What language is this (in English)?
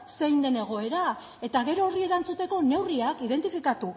Basque